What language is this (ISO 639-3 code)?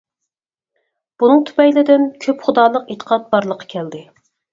uig